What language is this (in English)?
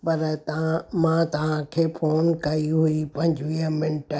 Sindhi